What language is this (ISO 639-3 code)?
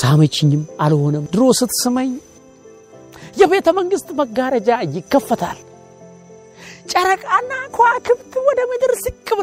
amh